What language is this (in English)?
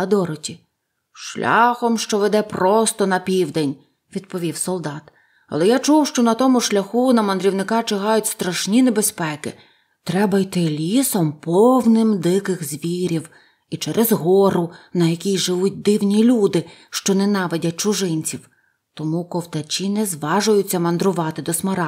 Ukrainian